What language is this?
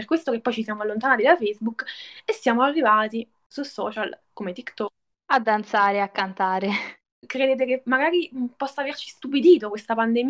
Italian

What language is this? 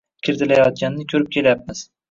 Uzbek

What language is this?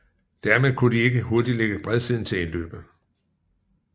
Danish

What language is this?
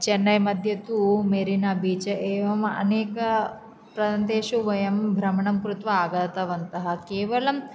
Sanskrit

